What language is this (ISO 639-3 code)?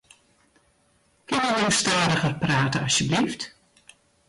fry